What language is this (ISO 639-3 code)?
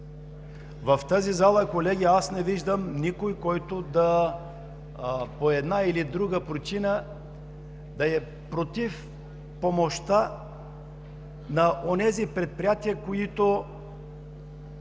bul